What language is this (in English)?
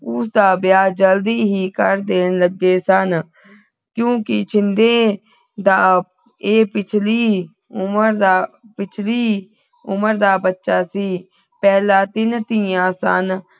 Punjabi